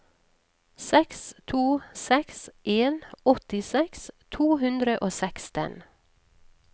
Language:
Norwegian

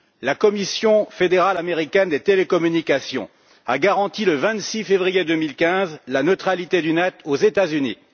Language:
French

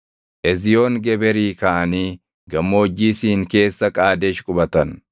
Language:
Oromo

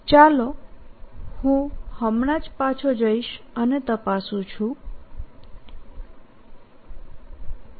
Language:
Gujarati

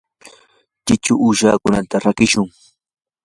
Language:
Yanahuanca Pasco Quechua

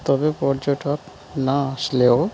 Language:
Bangla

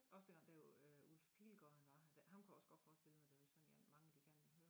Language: Danish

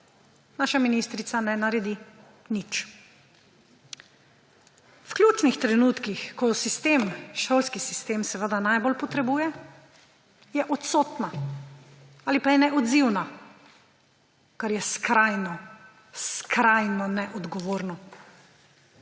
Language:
Slovenian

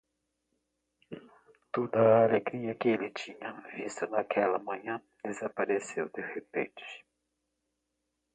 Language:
Portuguese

